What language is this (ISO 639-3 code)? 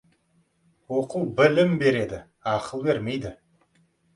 kaz